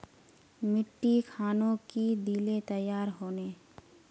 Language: Magahi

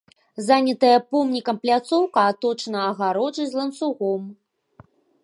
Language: Belarusian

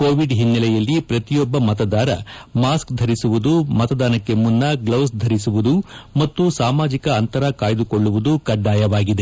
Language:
Kannada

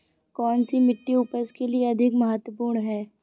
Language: Hindi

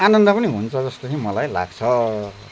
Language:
Nepali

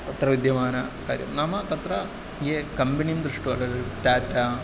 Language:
Sanskrit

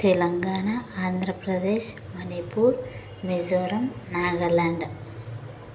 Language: Telugu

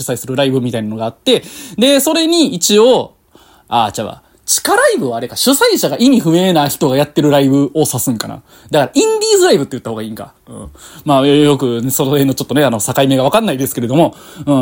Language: Japanese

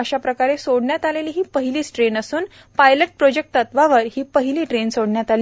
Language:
Marathi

